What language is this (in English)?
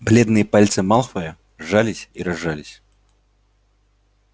Russian